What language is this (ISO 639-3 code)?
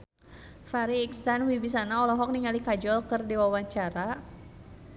sun